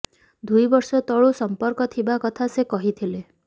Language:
Odia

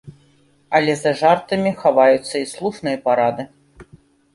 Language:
Belarusian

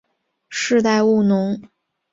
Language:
Chinese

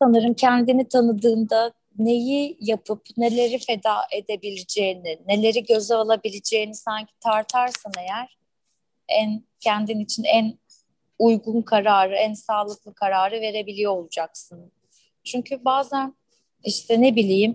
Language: Turkish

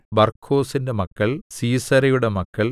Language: Malayalam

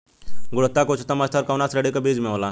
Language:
Bhojpuri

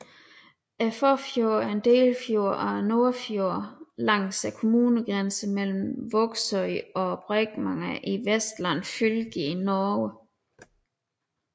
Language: Danish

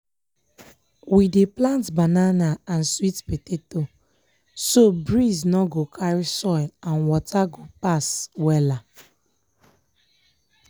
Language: Nigerian Pidgin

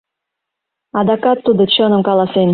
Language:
Mari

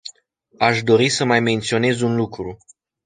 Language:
Romanian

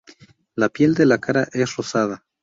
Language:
Spanish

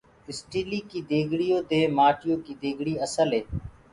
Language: Gurgula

